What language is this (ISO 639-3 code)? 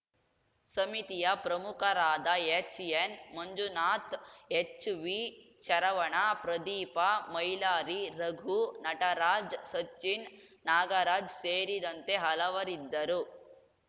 kan